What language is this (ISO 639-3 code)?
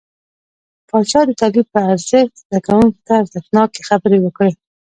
pus